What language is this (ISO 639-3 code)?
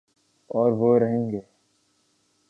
urd